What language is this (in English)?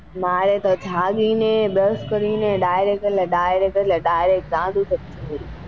Gujarati